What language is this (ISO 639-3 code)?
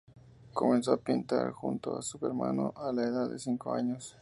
spa